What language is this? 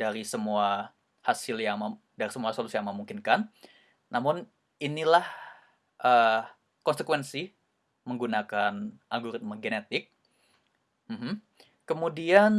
Indonesian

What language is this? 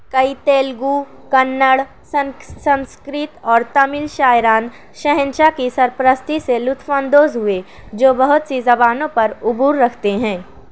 Urdu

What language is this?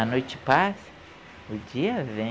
Portuguese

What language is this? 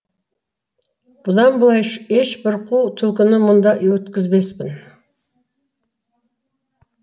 Kazakh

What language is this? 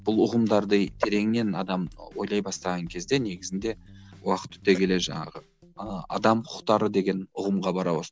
Kazakh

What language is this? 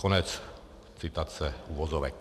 Czech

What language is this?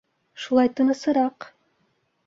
Bashkir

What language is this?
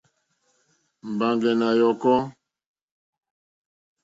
Mokpwe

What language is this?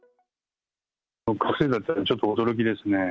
Japanese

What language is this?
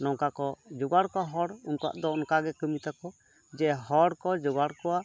Santali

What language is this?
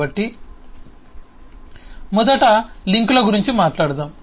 Telugu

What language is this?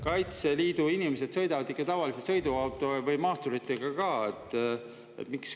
Estonian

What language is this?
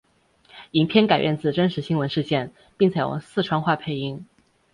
Chinese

